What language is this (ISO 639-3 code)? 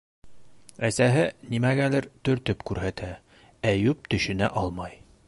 bak